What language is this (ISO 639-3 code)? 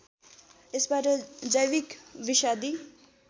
nep